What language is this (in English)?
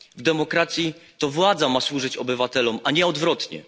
Polish